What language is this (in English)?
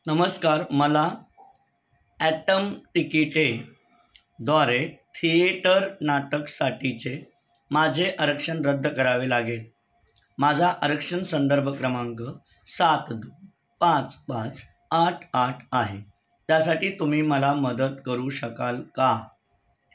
Marathi